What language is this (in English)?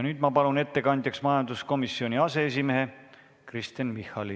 Estonian